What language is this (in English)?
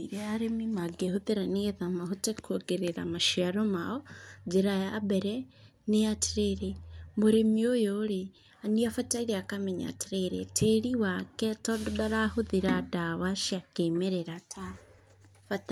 Kikuyu